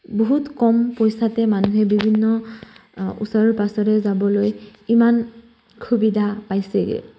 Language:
Assamese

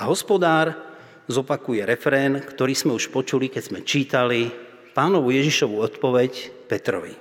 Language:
Slovak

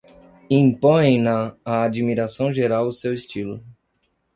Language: Portuguese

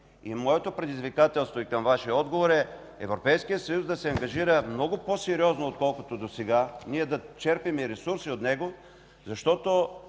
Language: Bulgarian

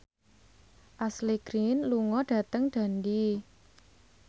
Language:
Javanese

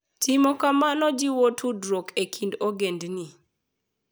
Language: Luo (Kenya and Tanzania)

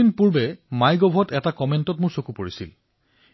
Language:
Assamese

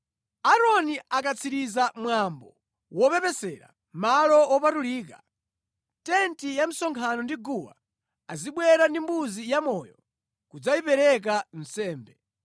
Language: Nyanja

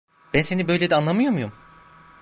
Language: Turkish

